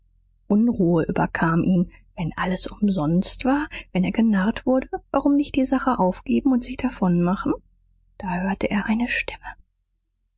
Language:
German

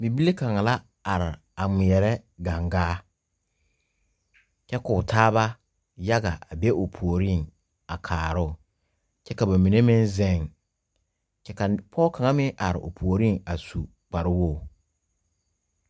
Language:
Southern Dagaare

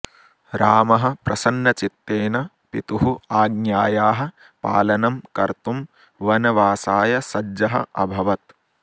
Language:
Sanskrit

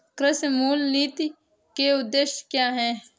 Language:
Hindi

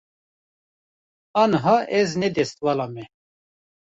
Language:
Kurdish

